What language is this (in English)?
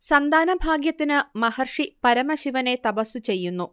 Malayalam